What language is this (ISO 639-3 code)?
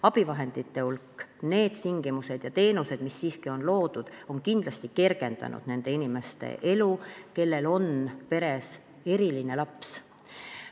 est